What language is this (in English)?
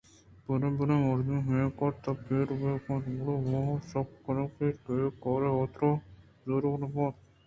Eastern Balochi